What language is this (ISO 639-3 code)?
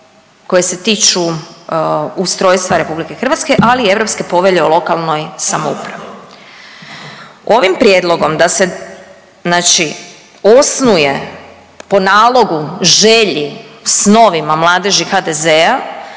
hrv